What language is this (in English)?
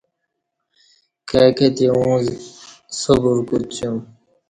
Kati